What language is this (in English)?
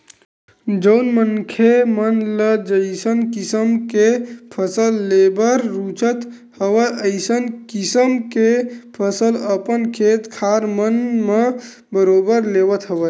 Chhattisgarhi